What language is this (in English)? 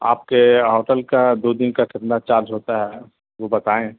Urdu